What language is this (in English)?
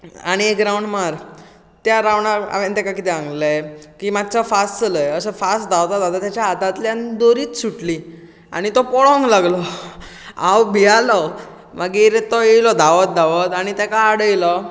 Konkani